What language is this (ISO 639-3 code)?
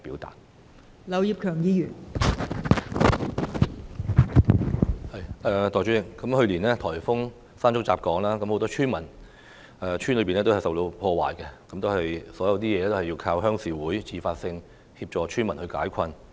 yue